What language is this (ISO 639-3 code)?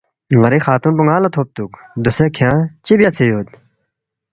bft